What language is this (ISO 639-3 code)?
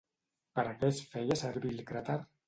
cat